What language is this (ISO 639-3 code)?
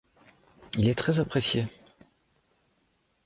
fra